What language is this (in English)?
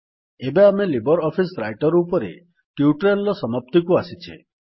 Odia